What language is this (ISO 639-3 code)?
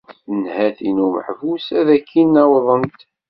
kab